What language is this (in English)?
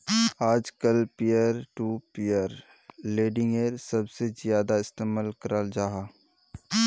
Magahi